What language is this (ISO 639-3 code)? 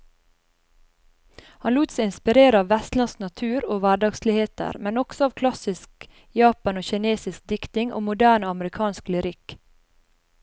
nor